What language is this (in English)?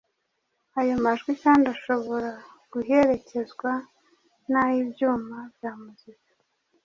Kinyarwanda